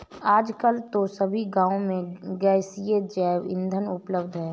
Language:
Hindi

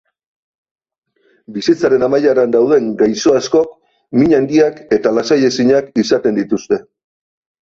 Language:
Basque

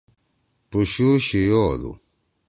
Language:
Torwali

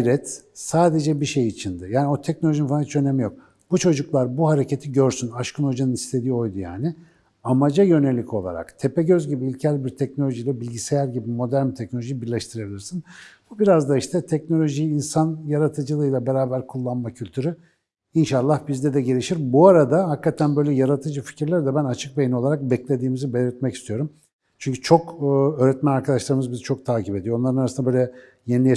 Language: Turkish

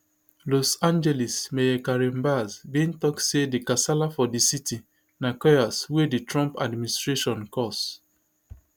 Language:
Nigerian Pidgin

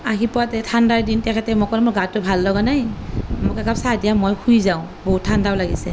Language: Assamese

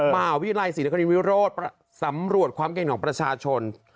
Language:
Thai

